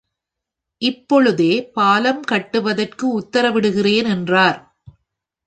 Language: Tamil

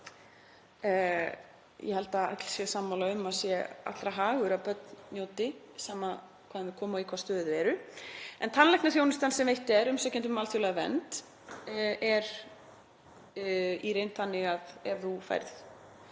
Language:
Icelandic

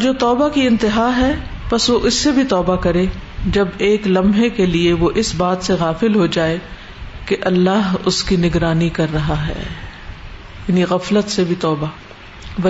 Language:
Urdu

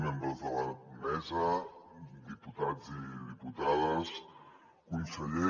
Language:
Catalan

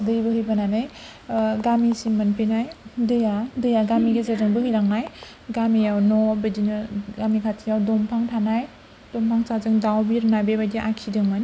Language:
Bodo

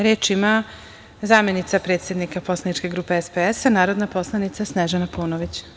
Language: Serbian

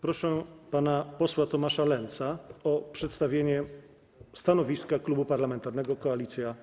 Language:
Polish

